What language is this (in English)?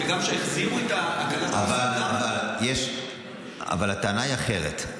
Hebrew